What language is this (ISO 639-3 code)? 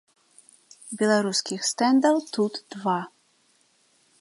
bel